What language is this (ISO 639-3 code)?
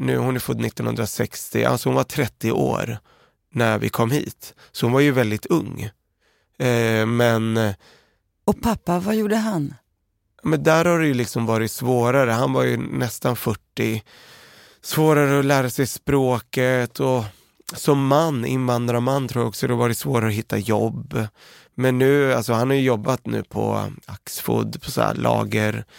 swe